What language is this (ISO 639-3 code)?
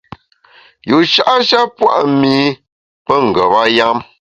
bax